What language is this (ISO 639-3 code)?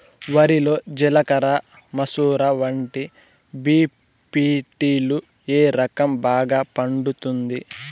tel